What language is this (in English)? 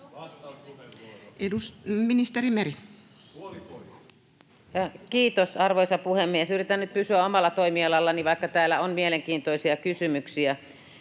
Finnish